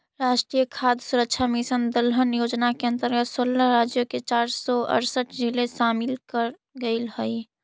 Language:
Magahi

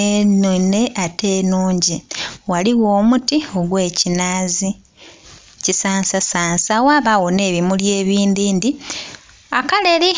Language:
Soga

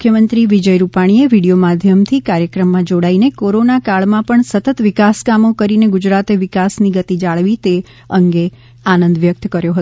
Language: Gujarati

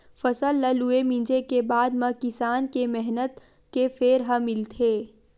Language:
Chhattisgarhi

